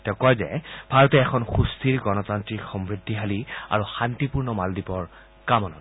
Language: Assamese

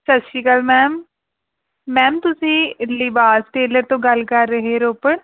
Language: Punjabi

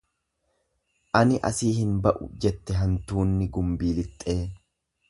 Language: Oromo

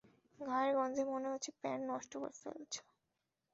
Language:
Bangla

